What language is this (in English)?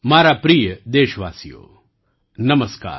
Gujarati